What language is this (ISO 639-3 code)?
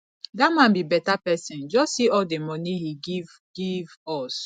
pcm